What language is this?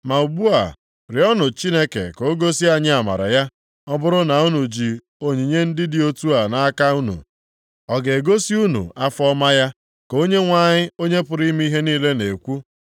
Igbo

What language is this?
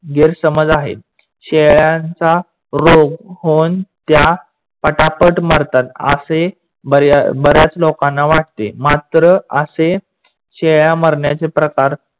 Marathi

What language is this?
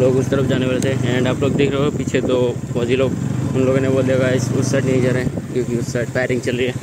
Hindi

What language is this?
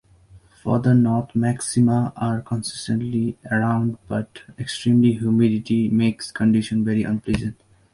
English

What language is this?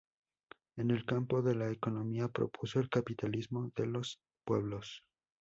Spanish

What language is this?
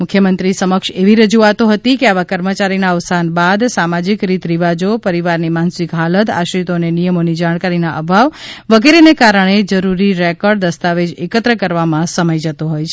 Gujarati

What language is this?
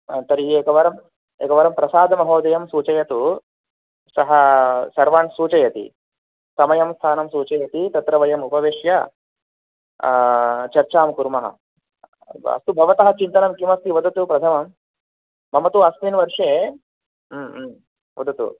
Sanskrit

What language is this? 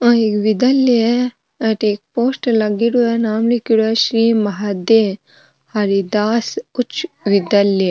Marwari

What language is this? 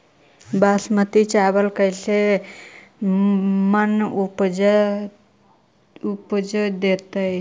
Magahi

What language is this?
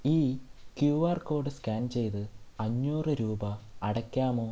Malayalam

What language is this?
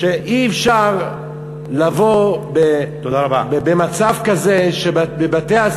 Hebrew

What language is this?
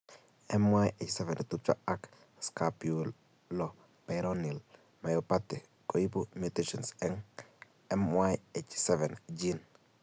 Kalenjin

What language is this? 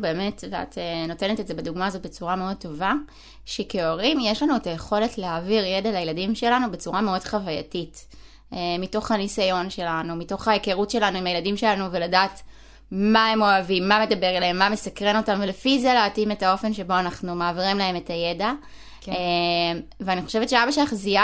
Hebrew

